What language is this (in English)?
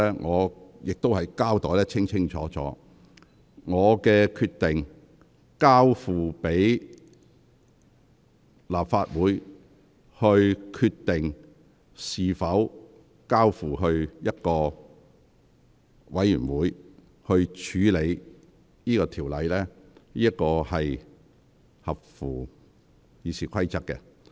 Cantonese